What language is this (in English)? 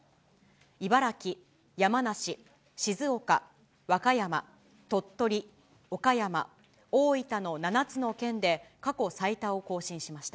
Japanese